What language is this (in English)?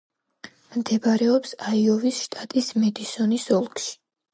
Georgian